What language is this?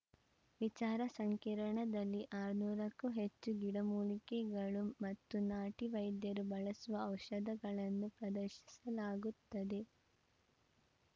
Kannada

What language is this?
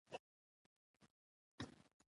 Pashto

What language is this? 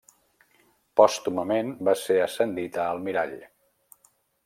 Catalan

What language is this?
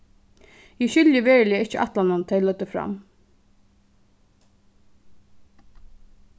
Faroese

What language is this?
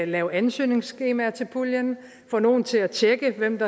Danish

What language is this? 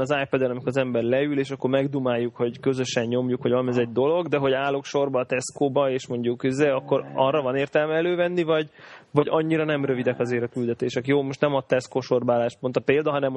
Hungarian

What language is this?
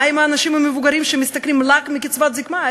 Hebrew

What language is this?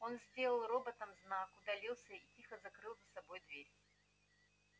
Russian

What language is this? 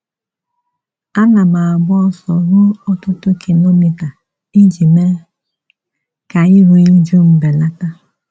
Igbo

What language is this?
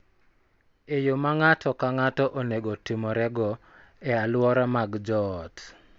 Luo (Kenya and Tanzania)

